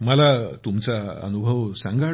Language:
Marathi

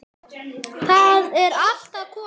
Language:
Icelandic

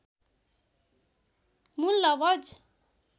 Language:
Nepali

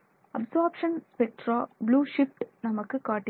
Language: Tamil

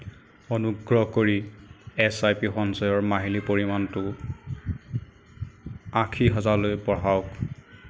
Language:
Assamese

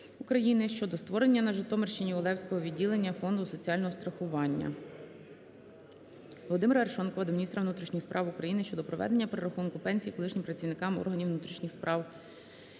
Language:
Ukrainian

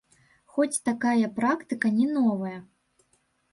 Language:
Belarusian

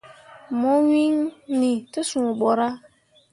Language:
Mundang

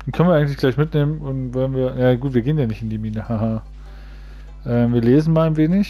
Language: German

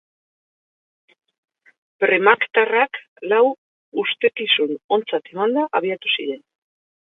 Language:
Basque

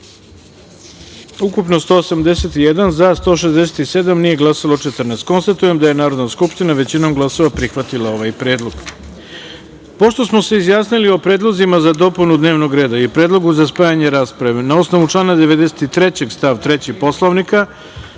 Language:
Serbian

